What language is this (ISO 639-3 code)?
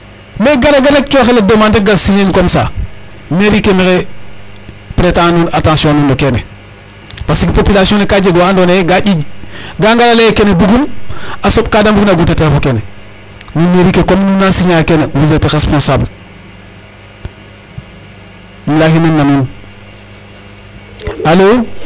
srr